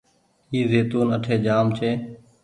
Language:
Goaria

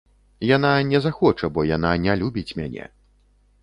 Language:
Belarusian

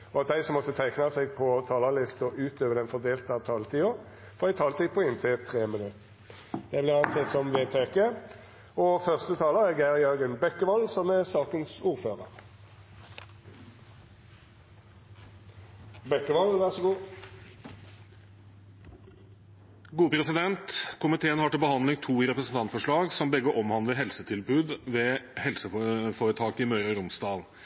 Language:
Norwegian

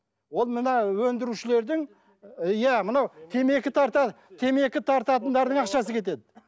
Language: Kazakh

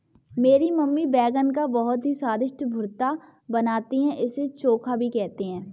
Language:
Hindi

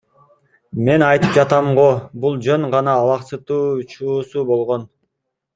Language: Kyrgyz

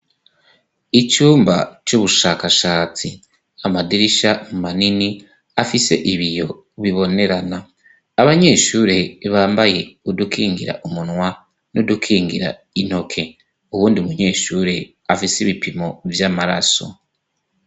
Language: Rundi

